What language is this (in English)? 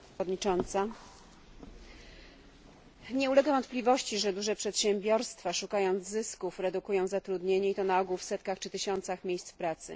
Polish